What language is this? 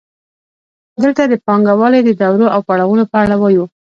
Pashto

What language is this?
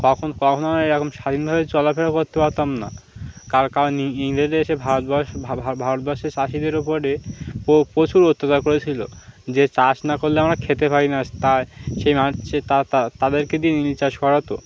Bangla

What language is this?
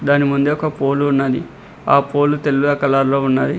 Telugu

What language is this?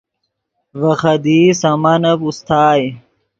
Yidgha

